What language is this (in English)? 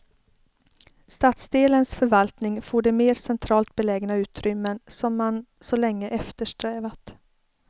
Swedish